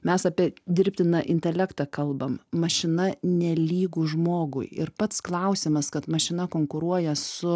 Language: Lithuanian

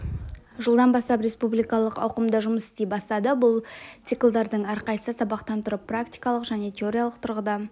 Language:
Kazakh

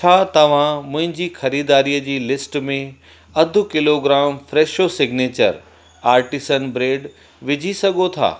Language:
Sindhi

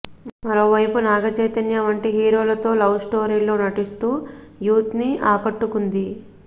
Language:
Telugu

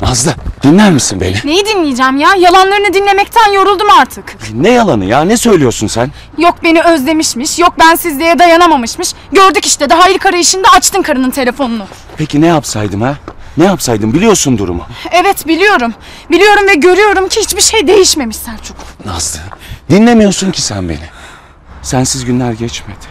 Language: Turkish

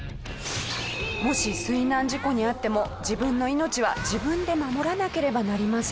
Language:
Japanese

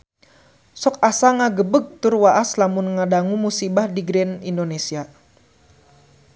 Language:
Sundanese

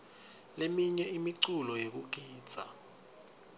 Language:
Swati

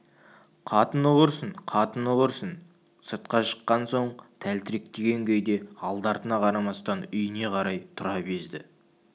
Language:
Kazakh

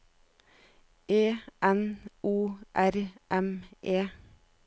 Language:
Norwegian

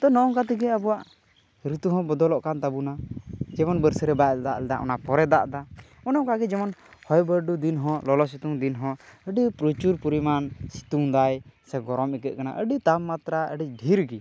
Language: Santali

